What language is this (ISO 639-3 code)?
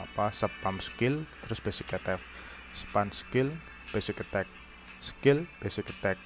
ind